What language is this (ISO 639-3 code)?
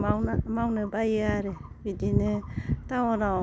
brx